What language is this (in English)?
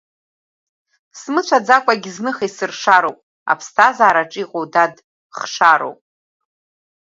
Abkhazian